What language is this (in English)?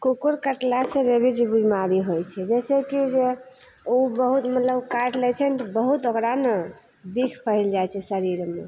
Maithili